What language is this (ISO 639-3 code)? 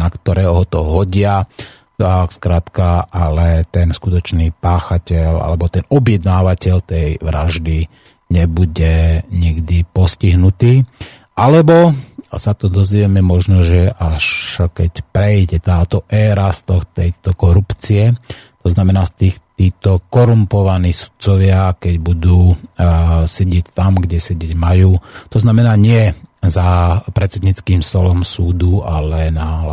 slk